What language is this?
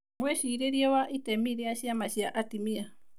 Kikuyu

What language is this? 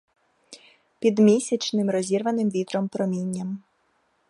Ukrainian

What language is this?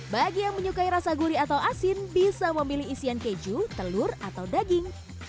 Indonesian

